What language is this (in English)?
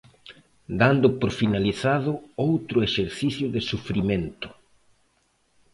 Galician